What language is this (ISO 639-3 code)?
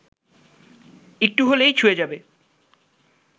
ben